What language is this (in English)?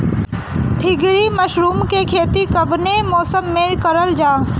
Bhojpuri